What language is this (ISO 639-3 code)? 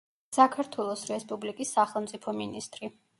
kat